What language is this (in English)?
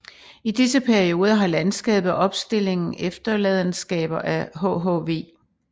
Danish